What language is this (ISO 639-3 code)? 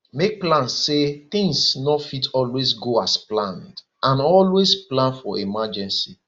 pcm